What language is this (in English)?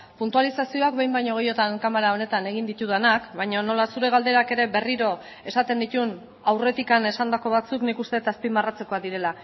Basque